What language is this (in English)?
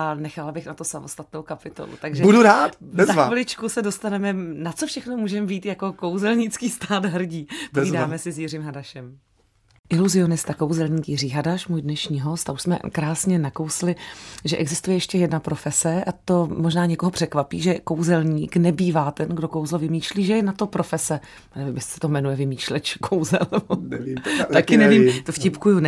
Czech